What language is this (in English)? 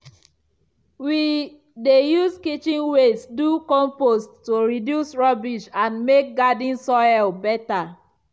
Nigerian Pidgin